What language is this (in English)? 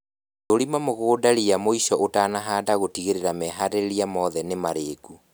Kikuyu